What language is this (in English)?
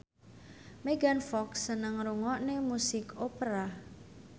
Javanese